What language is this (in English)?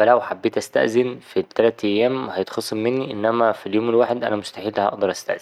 Egyptian Arabic